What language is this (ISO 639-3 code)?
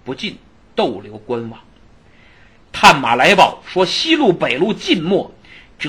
zho